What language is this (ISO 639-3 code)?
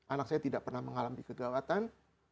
ind